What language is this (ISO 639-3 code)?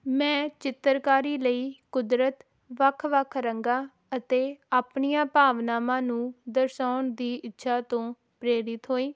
pan